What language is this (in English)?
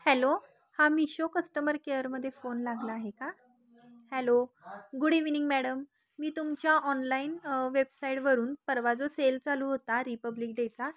Marathi